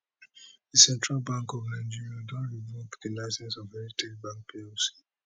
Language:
Nigerian Pidgin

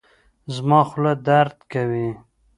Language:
Pashto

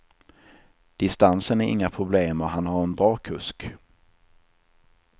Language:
Swedish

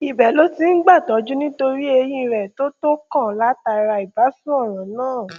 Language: Yoruba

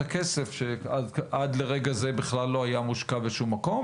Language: Hebrew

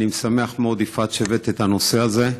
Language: Hebrew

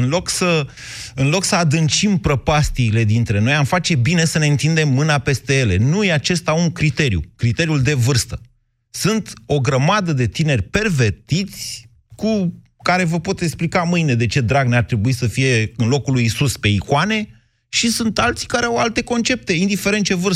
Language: Romanian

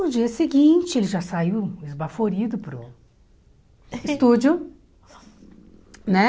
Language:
Portuguese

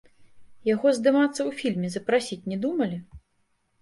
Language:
Belarusian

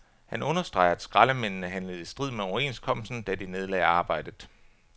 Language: Danish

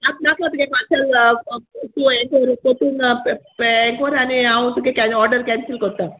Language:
Konkani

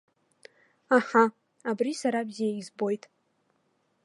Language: Abkhazian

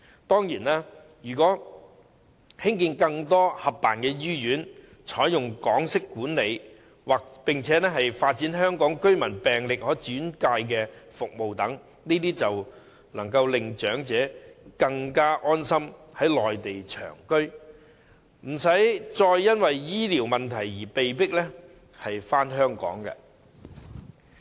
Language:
Cantonese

